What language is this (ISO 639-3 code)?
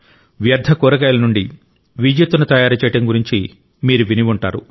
tel